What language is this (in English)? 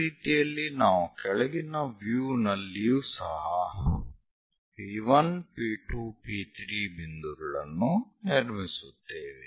Kannada